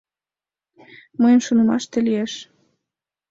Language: Mari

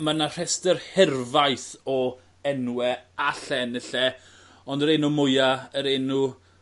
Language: Welsh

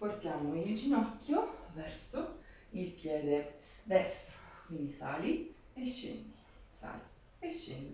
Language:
Italian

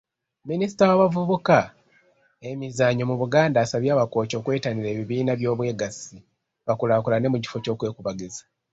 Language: Ganda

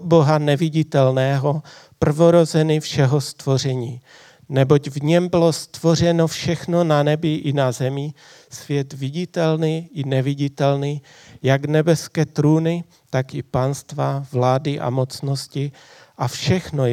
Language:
Czech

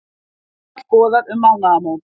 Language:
Icelandic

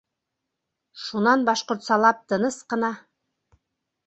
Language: Bashkir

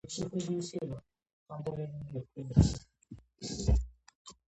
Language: Georgian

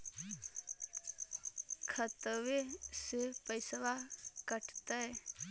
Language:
Magahi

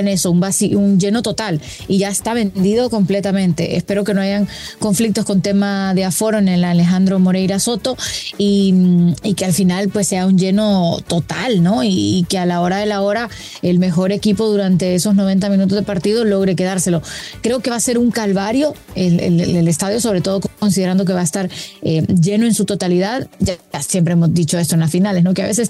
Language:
Spanish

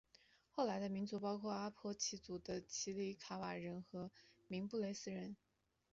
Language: Chinese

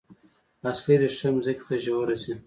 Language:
Pashto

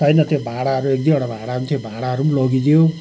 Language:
Nepali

